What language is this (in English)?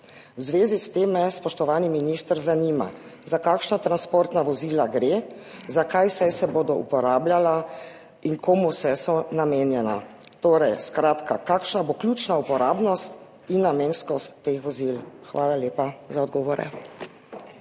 Slovenian